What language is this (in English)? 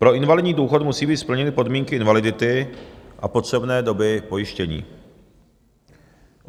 Czech